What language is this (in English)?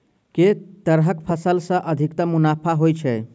Maithili